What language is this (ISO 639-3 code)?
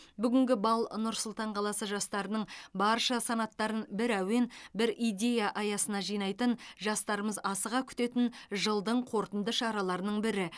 kaz